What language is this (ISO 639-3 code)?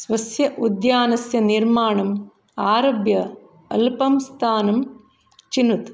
san